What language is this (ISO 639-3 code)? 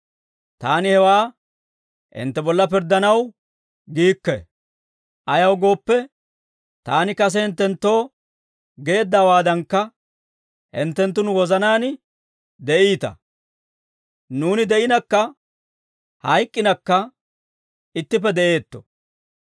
dwr